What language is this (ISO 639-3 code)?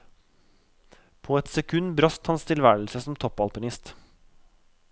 nor